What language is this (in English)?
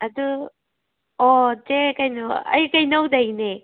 Manipuri